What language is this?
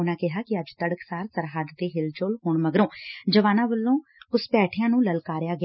Punjabi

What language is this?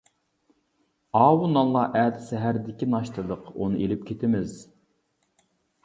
Uyghur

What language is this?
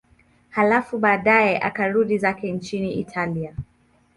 Swahili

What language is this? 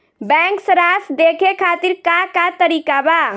Bhojpuri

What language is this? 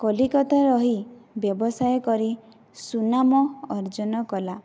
Odia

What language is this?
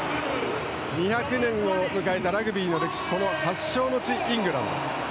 Japanese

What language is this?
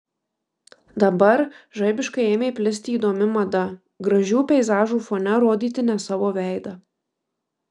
Lithuanian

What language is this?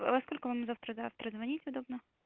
Russian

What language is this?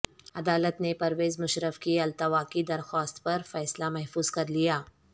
Urdu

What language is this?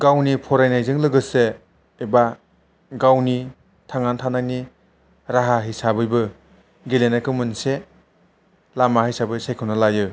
Bodo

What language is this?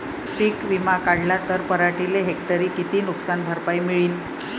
Marathi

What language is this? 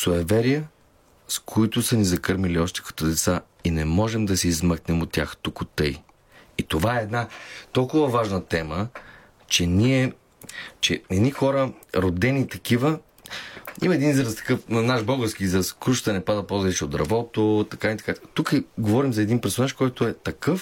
Bulgarian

